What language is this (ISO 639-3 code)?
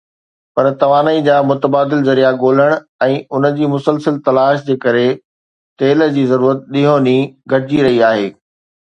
snd